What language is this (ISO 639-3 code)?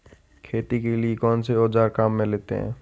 hin